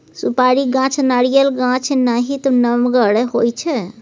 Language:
Maithili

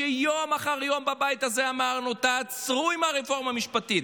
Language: Hebrew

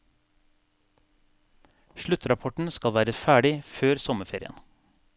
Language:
Norwegian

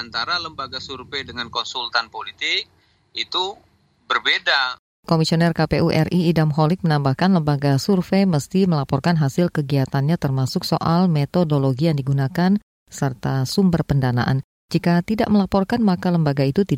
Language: Indonesian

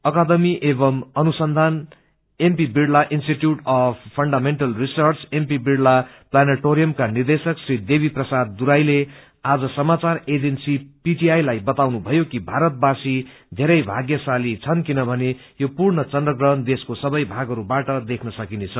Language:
Nepali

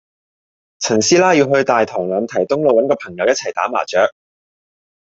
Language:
Cantonese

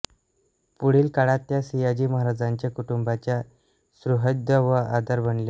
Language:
Marathi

